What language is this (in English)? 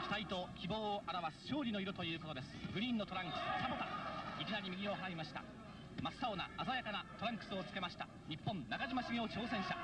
Japanese